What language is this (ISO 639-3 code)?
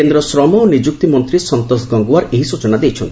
ori